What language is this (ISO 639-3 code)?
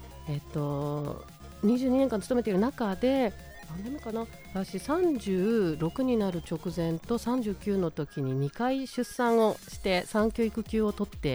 jpn